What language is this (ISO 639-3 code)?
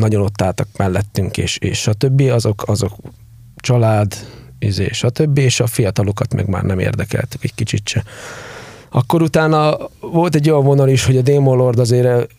hun